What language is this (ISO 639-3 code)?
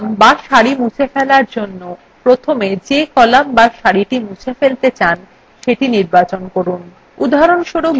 ben